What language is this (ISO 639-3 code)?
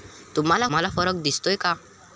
mar